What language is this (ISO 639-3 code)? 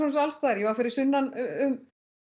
isl